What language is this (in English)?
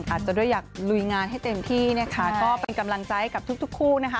Thai